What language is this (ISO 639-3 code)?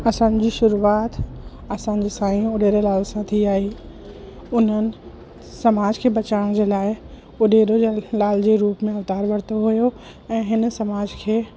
snd